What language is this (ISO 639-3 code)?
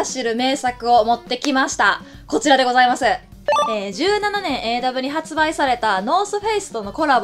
jpn